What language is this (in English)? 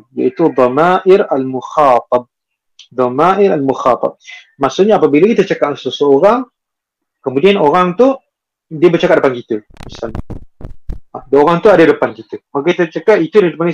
Malay